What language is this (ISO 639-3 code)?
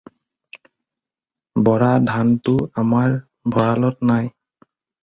asm